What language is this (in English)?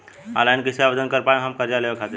Bhojpuri